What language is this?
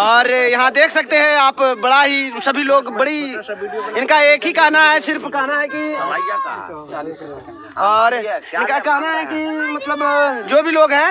Hindi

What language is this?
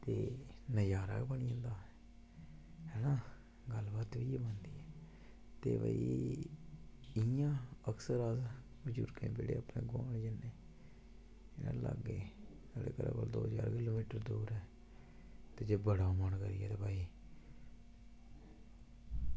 Dogri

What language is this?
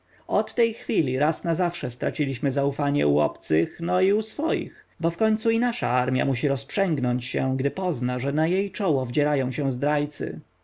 Polish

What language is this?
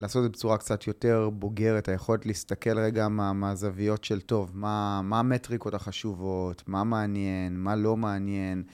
Hebrew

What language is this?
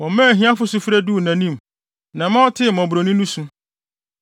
Akan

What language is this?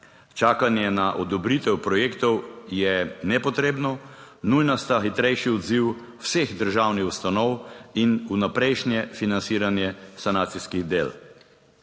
Slovenian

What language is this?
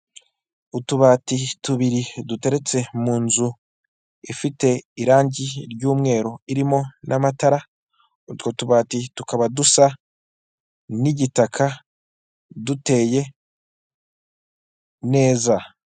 Kinyarwanda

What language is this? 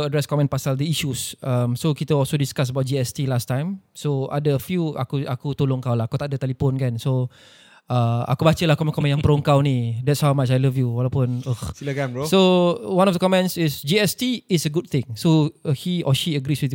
Malay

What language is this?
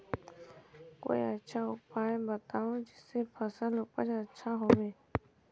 Magahi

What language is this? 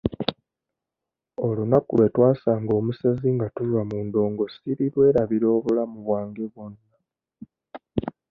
Ganda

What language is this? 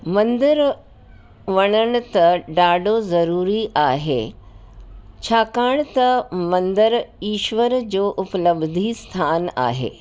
Sindhi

